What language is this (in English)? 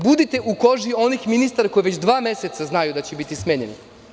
Serbian